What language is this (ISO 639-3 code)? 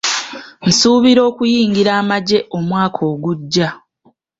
lug